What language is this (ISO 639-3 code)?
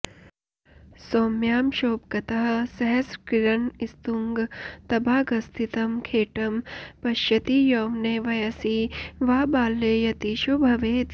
san